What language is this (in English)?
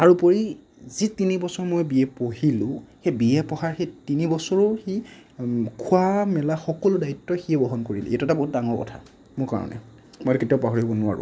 Assamese